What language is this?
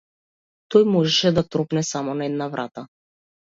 Macedonian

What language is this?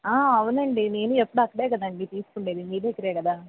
Telugu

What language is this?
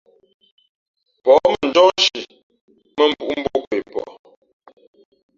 Fe'fe'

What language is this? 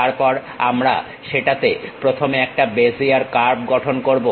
Bangla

